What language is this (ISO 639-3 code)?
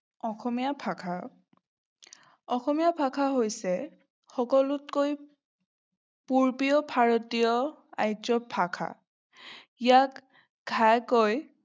asm